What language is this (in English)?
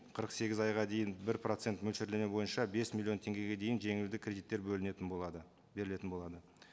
Kazakh